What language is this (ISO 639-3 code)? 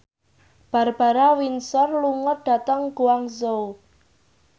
jav